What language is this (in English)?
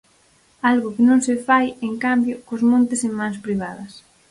Galician